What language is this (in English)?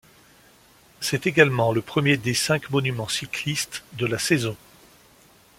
French